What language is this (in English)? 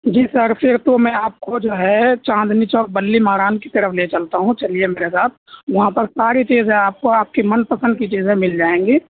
Urdu